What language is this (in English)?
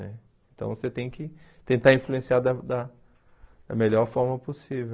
Portuguese